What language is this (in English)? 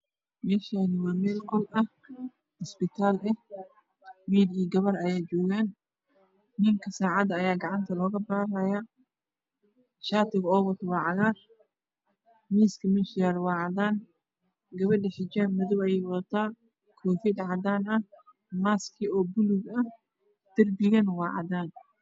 Somali